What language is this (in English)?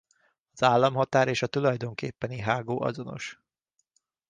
Hungarian